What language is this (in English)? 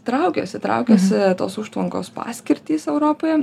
Lithuanian